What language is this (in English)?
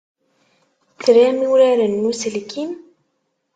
Kabyle